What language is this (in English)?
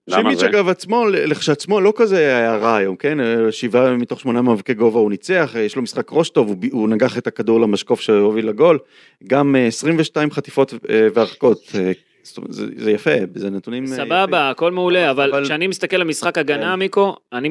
Hebrew